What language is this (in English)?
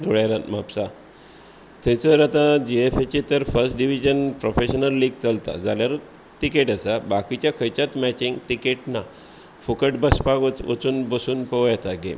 Konkani